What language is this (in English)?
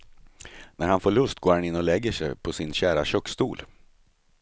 Swedish